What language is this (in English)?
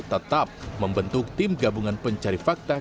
Indonesian